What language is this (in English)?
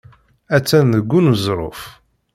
Kabyle